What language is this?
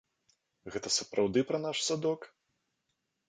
Belarusian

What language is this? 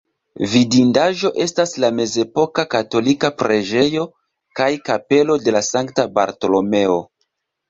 Esperanto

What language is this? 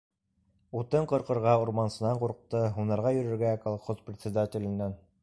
Bashkir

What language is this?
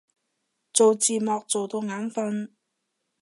Cantonese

